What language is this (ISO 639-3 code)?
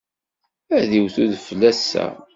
kab